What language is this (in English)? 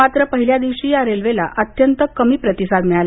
Marathi